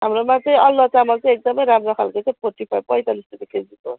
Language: Nepali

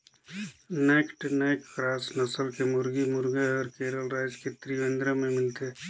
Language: Chhattisgarhi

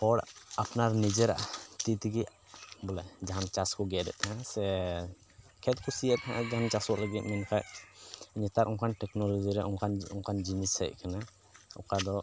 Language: Santali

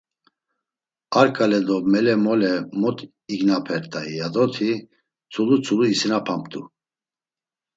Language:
Laz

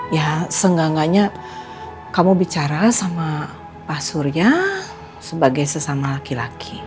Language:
Indonesian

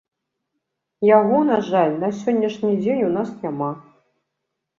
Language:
Belarusian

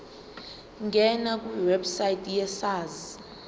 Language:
Zulu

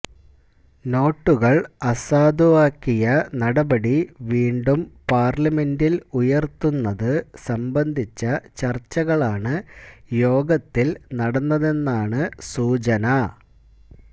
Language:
Malayalam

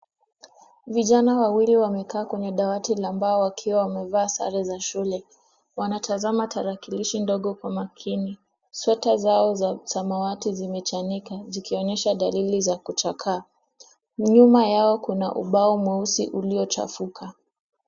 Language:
Swahili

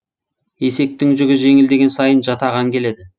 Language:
Kazakh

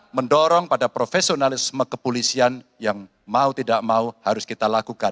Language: Indonesian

